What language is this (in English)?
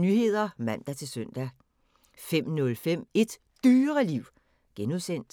Danish